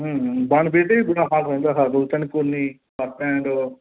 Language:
Punjabi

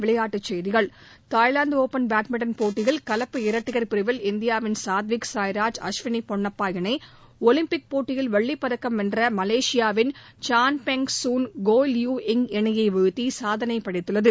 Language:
Tamil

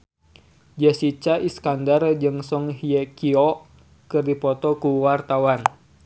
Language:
Sundanese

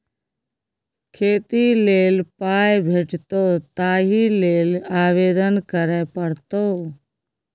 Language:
Maithili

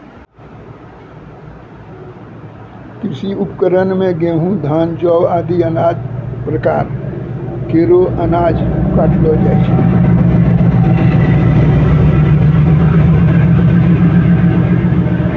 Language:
Maithili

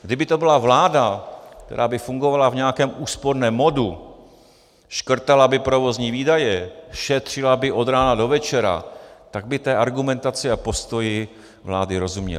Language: Czech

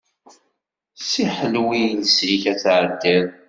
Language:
Kabyle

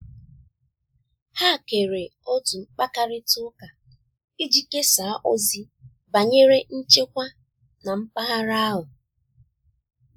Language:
Igbo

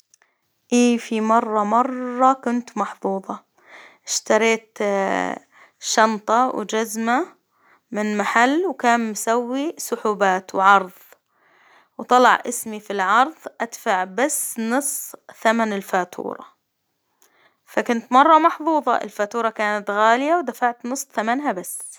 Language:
Hijazi Arabic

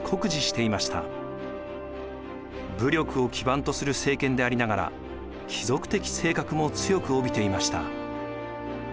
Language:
Japanese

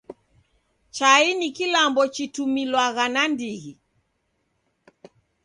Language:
Taita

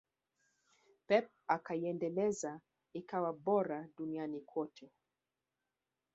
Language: Swahili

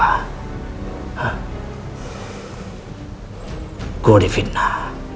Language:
Indonesian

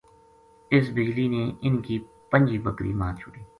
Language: Gujari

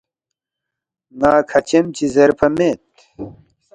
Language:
Balti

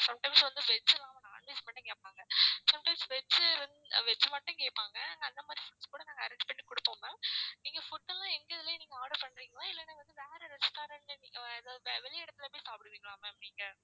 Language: Tamil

